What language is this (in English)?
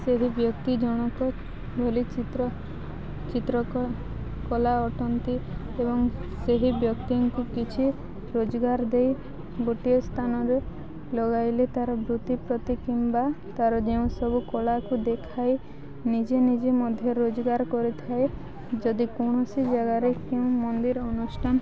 Odia